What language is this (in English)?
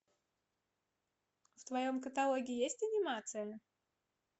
Russian